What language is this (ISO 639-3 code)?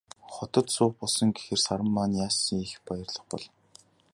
mon